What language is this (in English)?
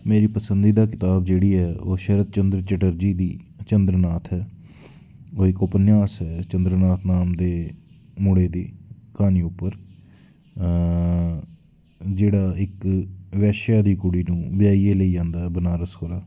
Dogri